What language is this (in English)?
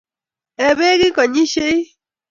Kalenjin